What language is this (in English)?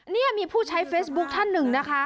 Thai